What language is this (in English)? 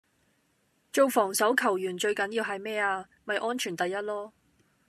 Cantonese